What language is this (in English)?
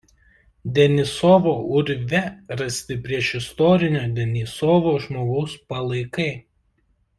Lithuanian